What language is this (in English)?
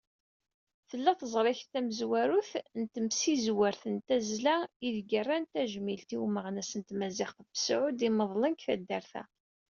Kabyle